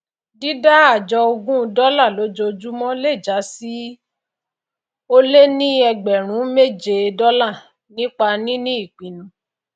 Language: Yoruba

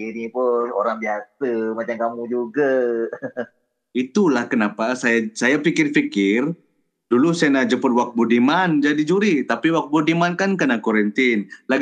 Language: Malay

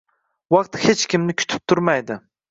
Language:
Uzbek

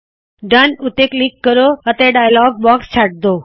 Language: Punjabi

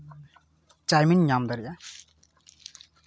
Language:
Santali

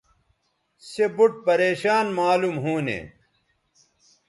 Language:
Bateri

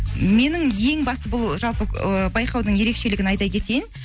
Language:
Kazakh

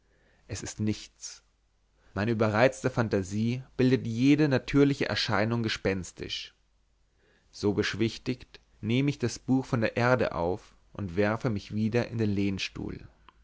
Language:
German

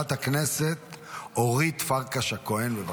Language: Hebrew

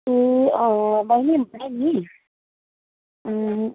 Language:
Nepali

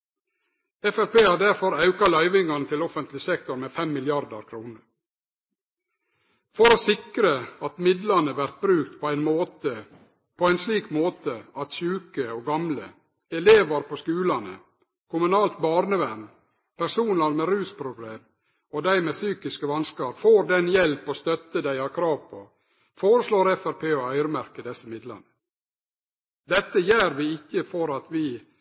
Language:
Norwegian Nynorsk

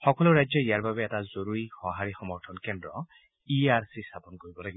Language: Assamese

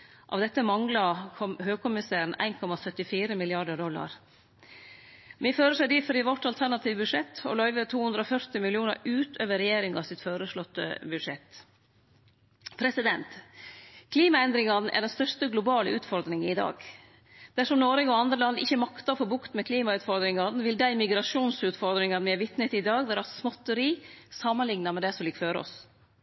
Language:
Norwegian Nynorsk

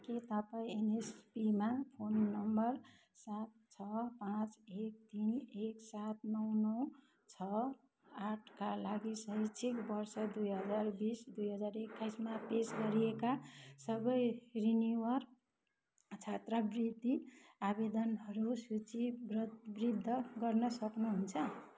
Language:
Nepali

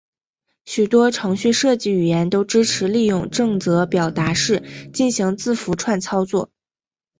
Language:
Chinese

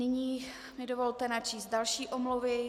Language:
Czech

